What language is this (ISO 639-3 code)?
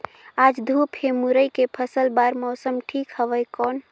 hne